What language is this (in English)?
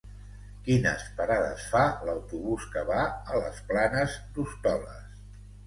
Catalan